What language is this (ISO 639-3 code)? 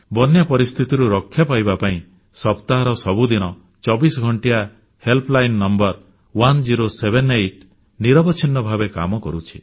ori